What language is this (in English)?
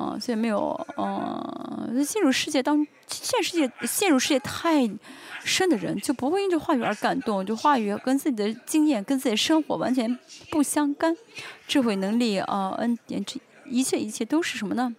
Chinese